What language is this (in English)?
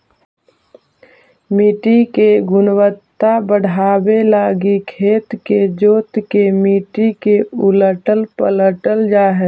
Magahi